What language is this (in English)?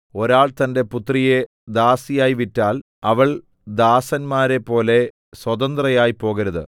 Malayalam